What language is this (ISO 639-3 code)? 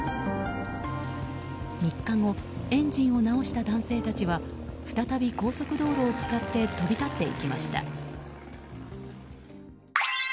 jpn